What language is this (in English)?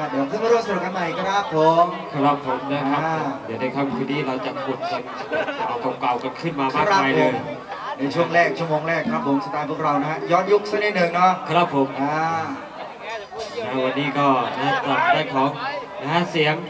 Thai